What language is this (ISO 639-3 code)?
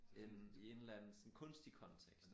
dan